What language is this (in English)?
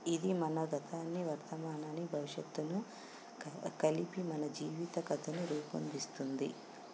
Telugu